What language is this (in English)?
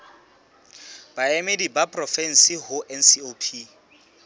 Southern Sotho